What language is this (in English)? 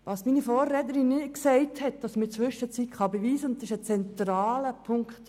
Swiss German